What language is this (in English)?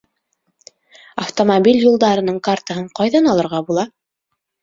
Bashkir